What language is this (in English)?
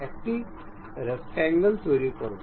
Bangla